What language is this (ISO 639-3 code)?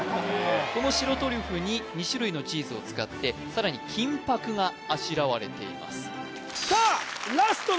jpn